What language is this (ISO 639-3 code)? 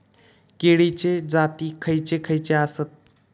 mar